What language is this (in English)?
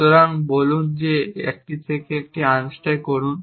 Bangla